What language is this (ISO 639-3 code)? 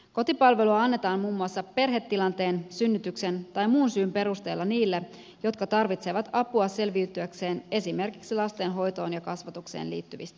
fin